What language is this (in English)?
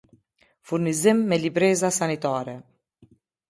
Albanian